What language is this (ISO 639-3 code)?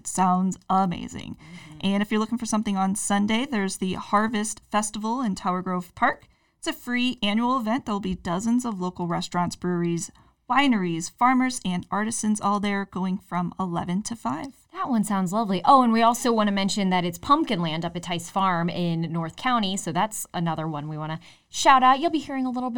eng